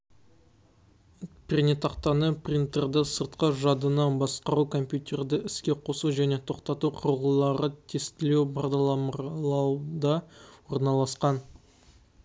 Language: Kazakh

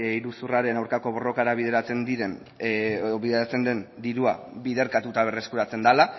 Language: Basque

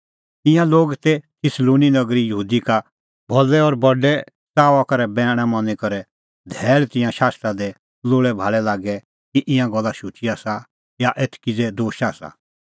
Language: Kullu Pahari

